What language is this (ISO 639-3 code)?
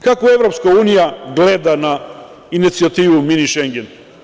srp